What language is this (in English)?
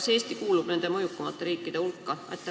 Estonian